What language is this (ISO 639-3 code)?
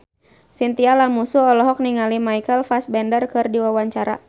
sun